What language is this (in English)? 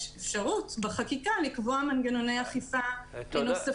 Hebrew